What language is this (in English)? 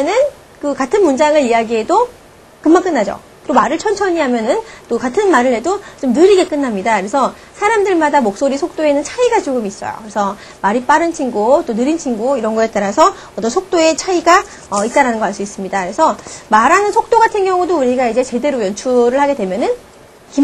Korean